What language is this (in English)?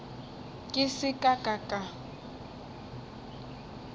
Northern Sotho